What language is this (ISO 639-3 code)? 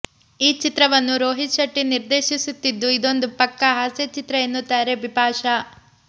kan